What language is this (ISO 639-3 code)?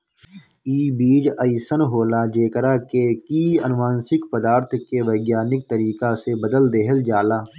bho